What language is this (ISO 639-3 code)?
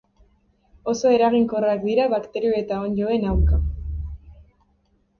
eus